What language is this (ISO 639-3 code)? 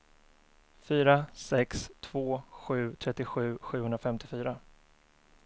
swe